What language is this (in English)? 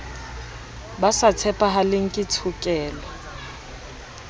Southern Sotho